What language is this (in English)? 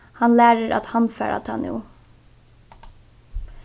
Faroese